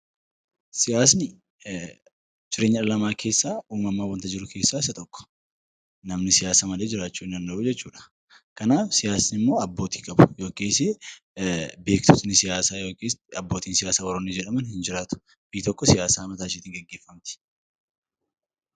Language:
Oromo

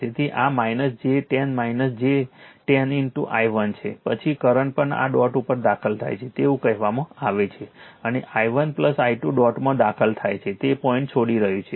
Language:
Gujarati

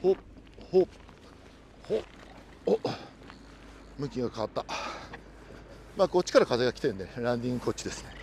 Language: Japanese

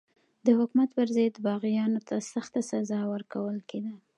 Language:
Pashto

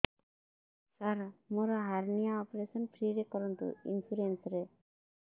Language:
Odia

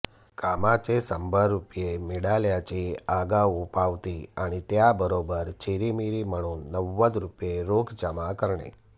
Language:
Marathi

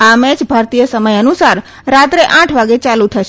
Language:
Gujarati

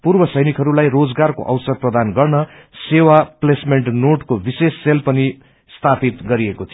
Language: Nepali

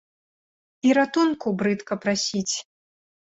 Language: Belarusian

